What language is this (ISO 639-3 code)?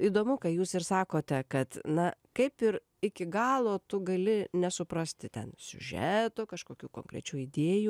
lit